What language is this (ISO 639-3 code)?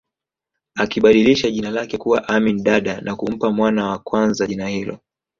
swa